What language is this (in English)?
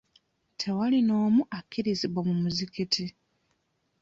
Ganda